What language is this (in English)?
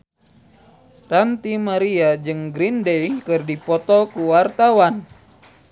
Sundanese